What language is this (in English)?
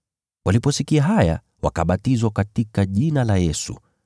Swahili